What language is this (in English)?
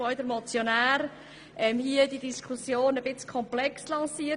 Swiss German